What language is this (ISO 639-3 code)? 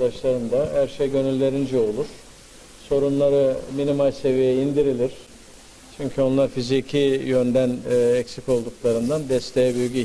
tur